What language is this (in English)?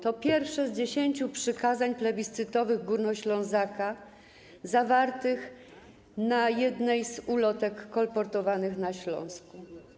Polish